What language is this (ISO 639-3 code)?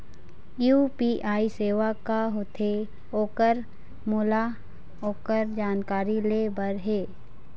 hne